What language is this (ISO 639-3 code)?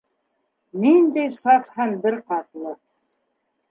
bak